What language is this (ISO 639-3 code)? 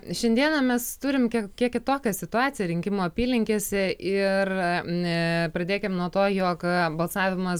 lit